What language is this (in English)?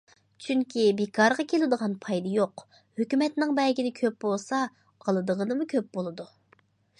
Uyghur